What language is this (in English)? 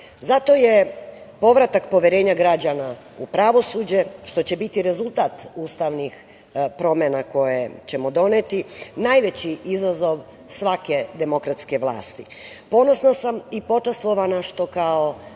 Serbian